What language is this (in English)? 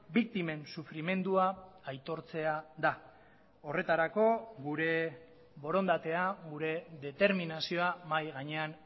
Basque